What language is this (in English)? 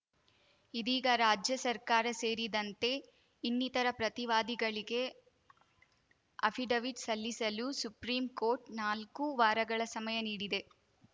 Kannada